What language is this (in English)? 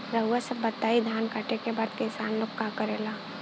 Bhojpuri